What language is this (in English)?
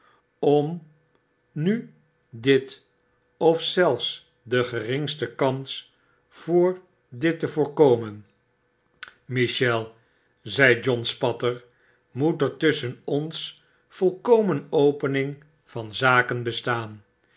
Dutch